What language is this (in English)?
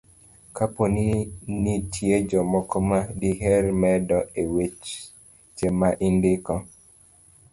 Luo (Kenya and Tanzania)